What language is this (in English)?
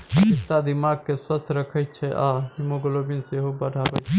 Maithili